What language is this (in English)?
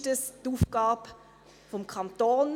Swiss German